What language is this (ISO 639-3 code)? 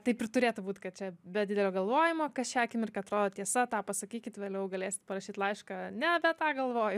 lit